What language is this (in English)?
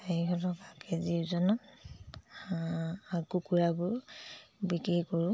Assamese